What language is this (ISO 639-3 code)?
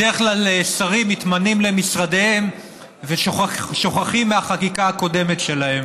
heb